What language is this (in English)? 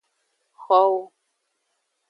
Aja (Benin)